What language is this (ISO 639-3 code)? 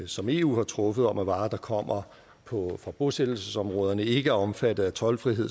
dan